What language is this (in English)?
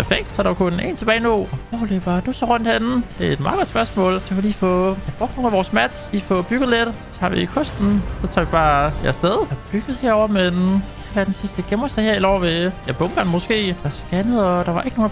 Danish